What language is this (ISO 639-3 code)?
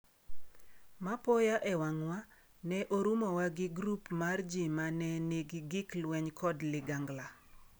luo